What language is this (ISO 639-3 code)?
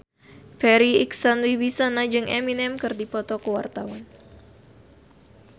sun